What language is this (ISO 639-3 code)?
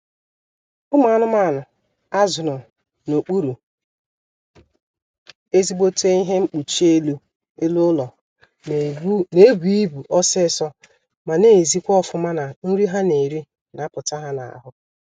ibo